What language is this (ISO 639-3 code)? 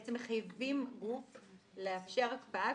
heb